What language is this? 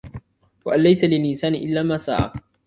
Arabic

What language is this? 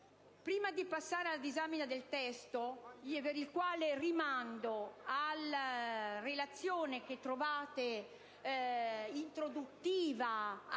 Italian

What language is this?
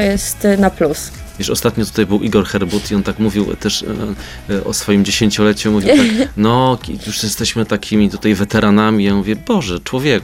Polish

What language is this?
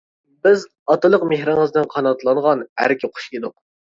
Uyghur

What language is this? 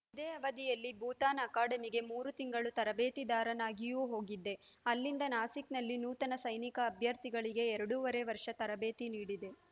Kannada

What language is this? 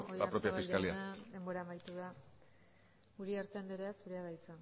Basque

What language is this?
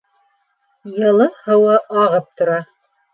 Bashkir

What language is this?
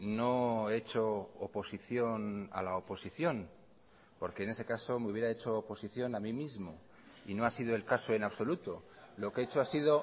Spanish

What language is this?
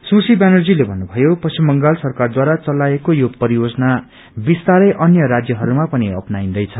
Nepali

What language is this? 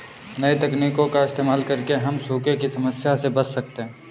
Hindi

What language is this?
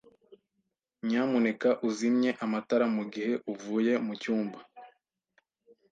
Kinyarwanda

